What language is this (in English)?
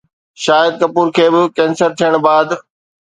Sindhi